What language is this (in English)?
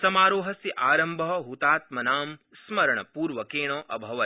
Sanskrit